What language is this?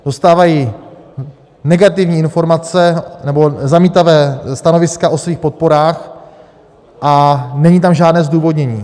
Czech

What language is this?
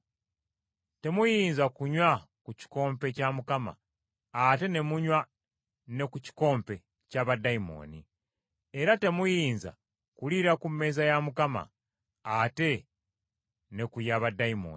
Ganda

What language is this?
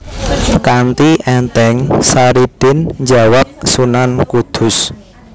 Javanese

